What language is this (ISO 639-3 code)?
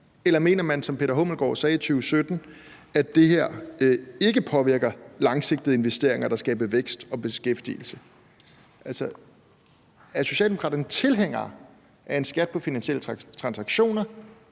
dan